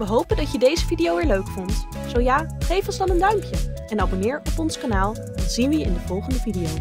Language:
Dutch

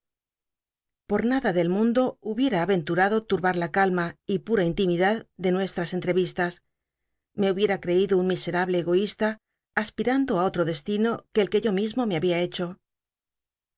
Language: Spanish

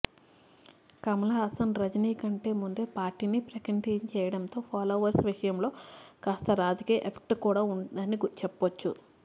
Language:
Telugu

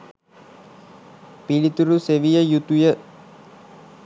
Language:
Sinhala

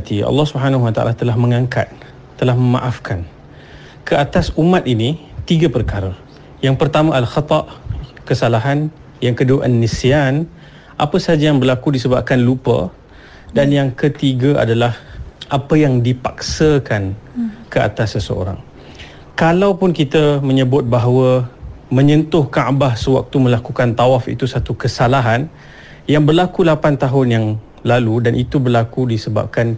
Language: Malay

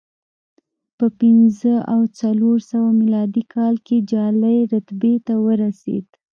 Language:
Pashto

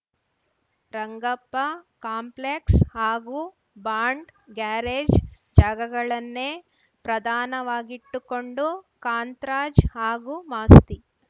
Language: Kannada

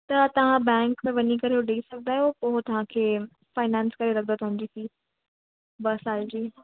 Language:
Sindhi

